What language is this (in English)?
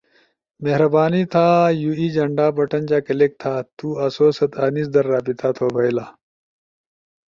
Ushojo